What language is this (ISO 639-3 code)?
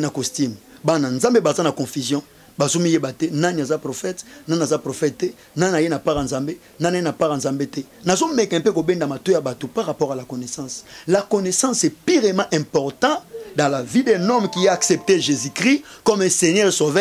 fra